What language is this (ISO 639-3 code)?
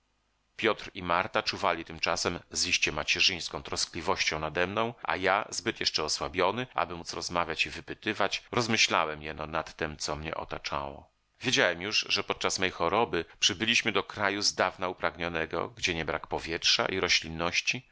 pol